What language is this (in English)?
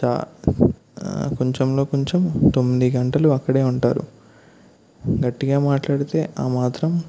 Telugu